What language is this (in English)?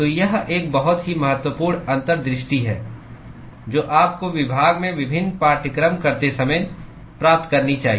Hindi